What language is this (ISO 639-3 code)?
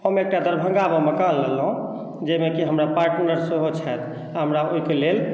mai